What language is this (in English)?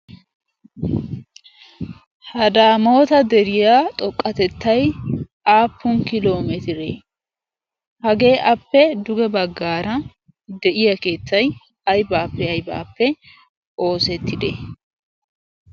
Wolaytta